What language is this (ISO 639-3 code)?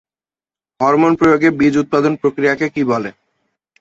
ben